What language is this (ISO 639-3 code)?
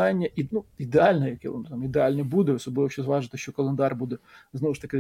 ukr